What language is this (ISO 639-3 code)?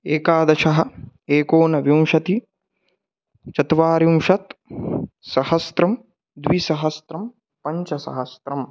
san